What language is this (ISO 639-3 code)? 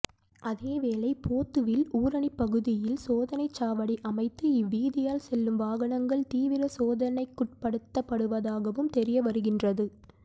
tam